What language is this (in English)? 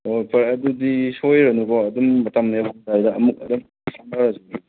Manipuri